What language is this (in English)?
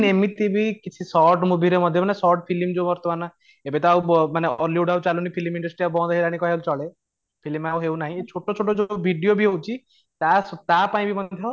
Odia